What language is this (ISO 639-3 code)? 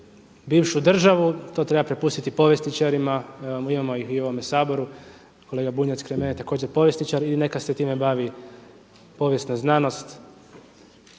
hrv